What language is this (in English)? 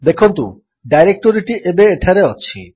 Odia